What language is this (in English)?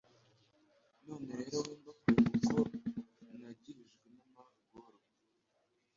Kinyarwanda